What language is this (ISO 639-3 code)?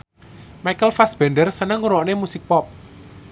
jav